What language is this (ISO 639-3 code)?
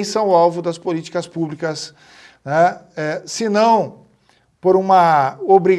por